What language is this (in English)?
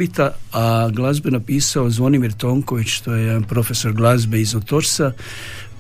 Croatian